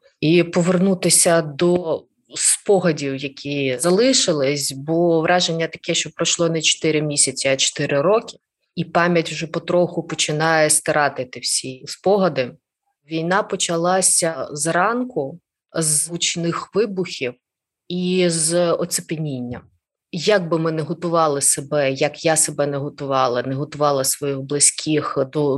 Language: Ukrainian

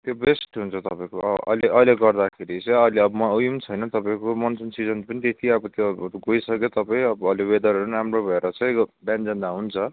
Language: Nepali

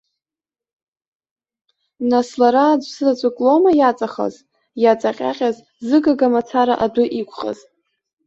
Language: Abkhazian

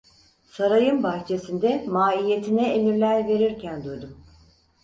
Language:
Turkish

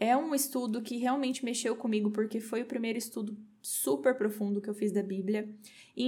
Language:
Portuguese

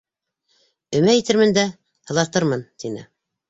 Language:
Bashkir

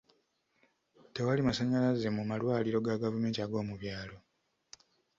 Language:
Ganda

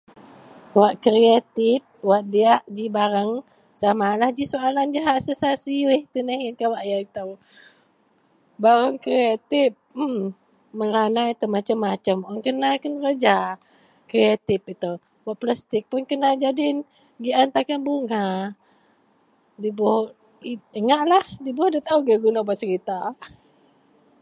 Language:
Central Melanau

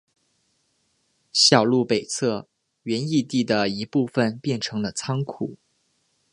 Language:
Chinese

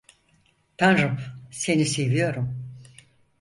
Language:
Turkish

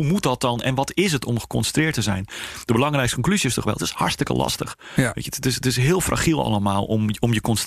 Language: Dutch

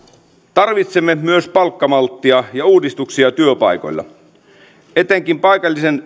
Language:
Finnish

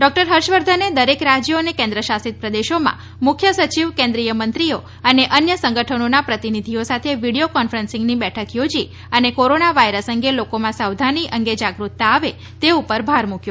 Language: Gujarati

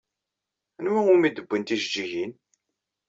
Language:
Kabyle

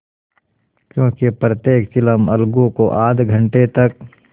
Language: Hindi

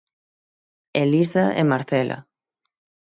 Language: Galician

